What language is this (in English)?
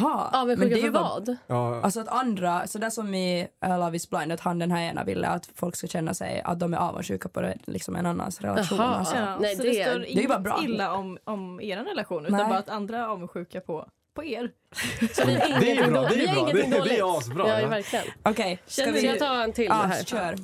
Swedish